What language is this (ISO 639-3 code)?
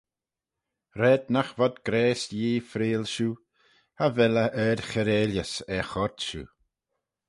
glv